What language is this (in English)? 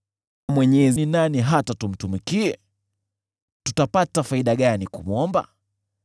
Swahili